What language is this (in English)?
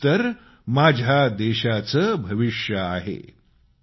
Marathi